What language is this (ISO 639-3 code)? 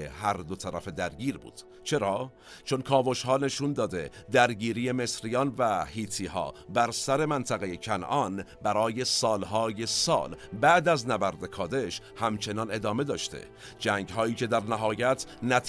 fas